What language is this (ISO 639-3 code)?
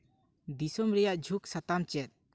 sat